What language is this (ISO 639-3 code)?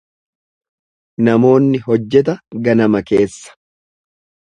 orm